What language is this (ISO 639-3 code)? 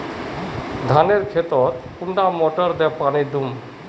mag